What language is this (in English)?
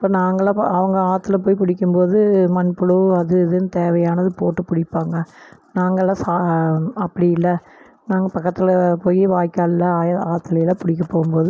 Tamil